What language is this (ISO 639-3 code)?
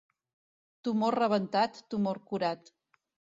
cat